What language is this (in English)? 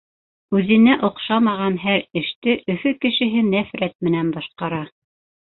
Bashkir